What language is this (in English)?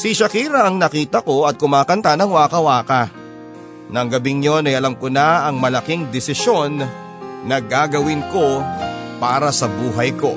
Filipino